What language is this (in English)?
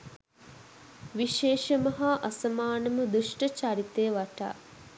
Sinhala